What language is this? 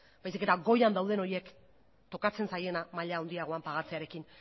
Basque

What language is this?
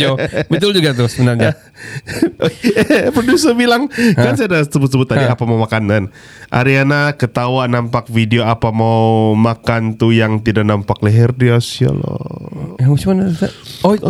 Malay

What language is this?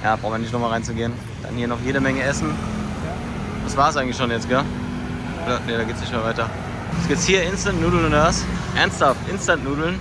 German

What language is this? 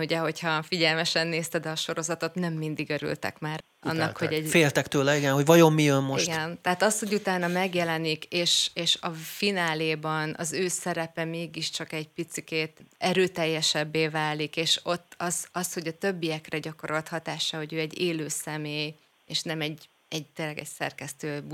Hungarian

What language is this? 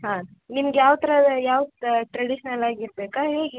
Kannada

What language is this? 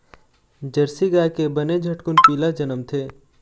Chhattisgarhi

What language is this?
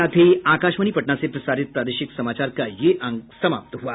Hindi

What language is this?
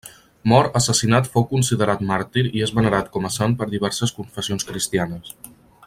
Catalan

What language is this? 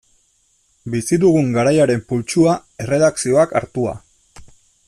Basque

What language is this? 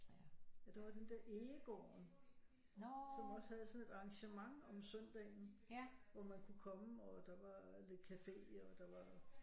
Danish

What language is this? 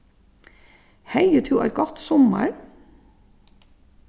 Faroese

